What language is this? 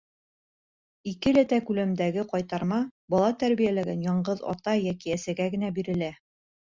Bashkir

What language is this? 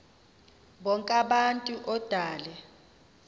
Xhosa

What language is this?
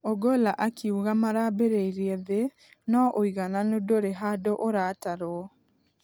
Kikuyu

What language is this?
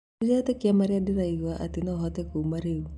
Kikuyu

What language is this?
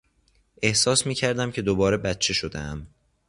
Persian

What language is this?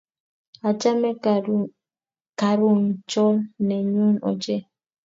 Kalenjin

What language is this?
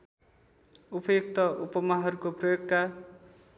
Nepali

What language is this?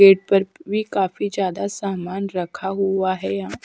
Hindi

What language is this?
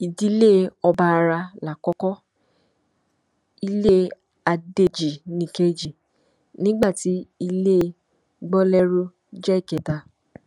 Yoruba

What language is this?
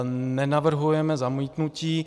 Czech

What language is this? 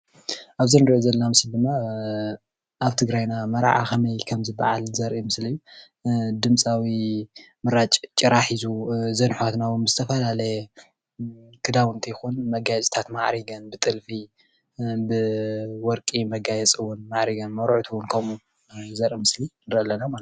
Tigrinya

